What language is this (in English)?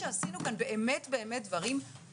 Hebrew